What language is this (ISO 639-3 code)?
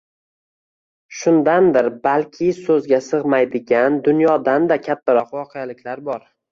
uzb